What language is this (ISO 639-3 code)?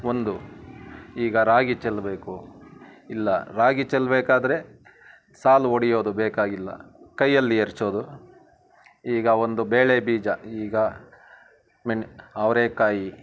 kan